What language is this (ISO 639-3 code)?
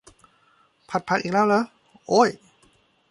tha